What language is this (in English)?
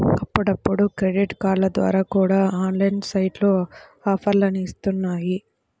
Telugu